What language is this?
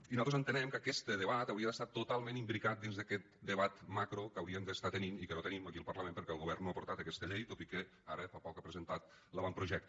Catalan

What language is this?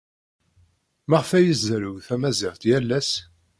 Kabyle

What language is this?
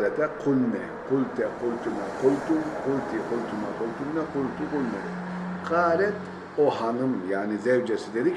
Turkish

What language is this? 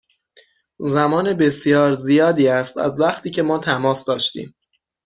Persian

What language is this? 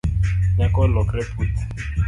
Luo (Kenya and Tanzania)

